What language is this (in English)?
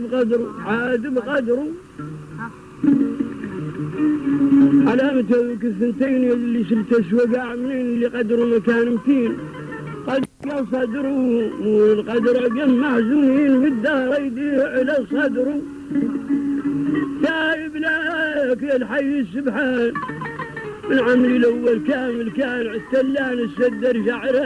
Arabic